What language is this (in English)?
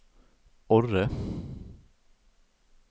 Norwegian